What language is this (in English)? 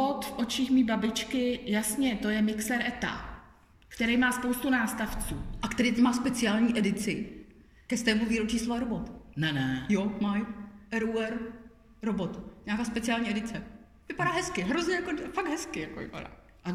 Czech